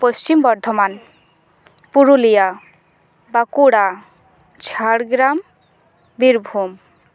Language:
Santali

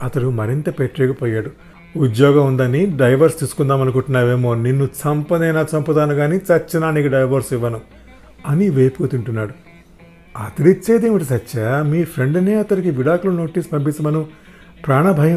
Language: Telugu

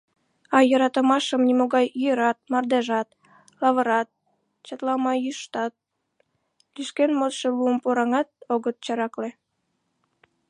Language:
Mari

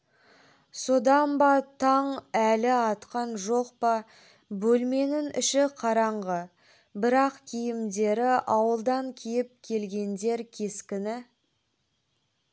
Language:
Kazakh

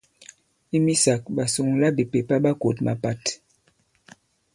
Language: Bankon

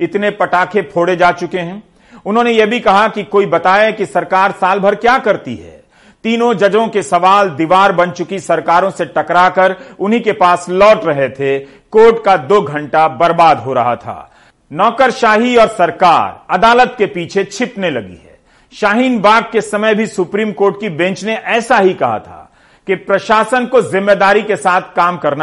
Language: Hindi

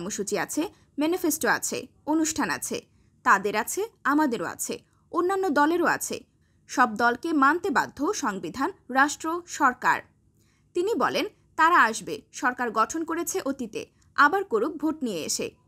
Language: Turkish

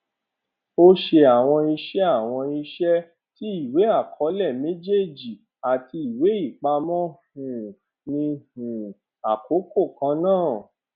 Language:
Yoruba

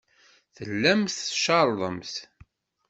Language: Kabyle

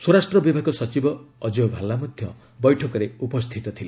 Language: Odia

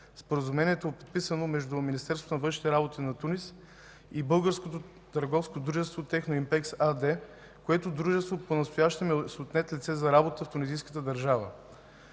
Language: Bulgarian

